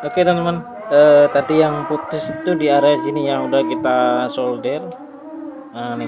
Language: Indonesian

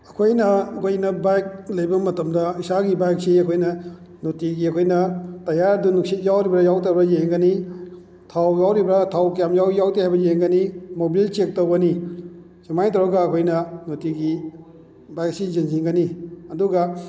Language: Manipuri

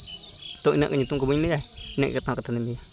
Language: Santali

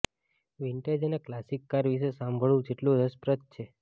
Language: Gujarati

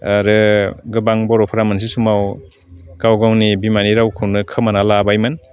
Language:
Bodo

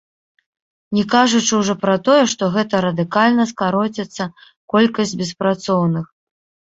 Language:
Belarusian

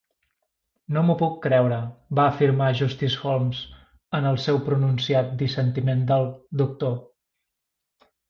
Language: Catalan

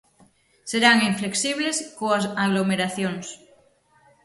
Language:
Galician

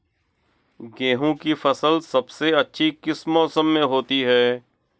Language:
Hindi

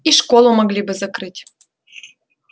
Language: Russian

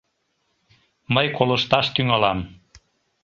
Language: Mari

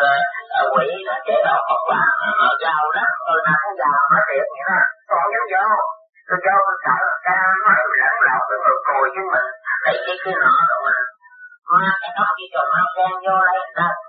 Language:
Vietnamese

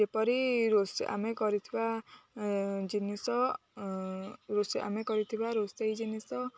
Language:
Odia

